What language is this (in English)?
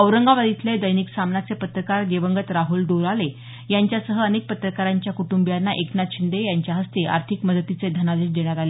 Marathi